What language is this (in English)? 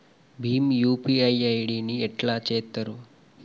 Telugu